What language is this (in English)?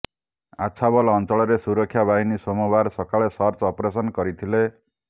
Odia